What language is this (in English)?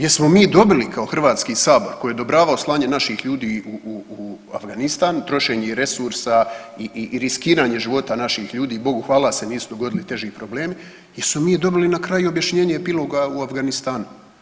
Croatian